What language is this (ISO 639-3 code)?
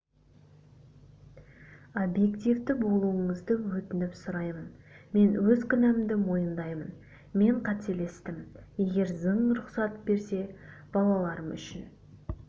kaz